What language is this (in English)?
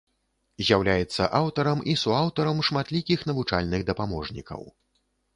Belarusian